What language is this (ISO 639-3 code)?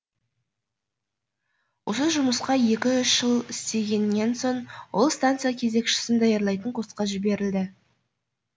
kaz